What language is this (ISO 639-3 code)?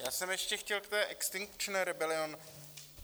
ces